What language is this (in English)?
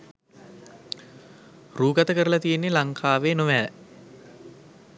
Sinhala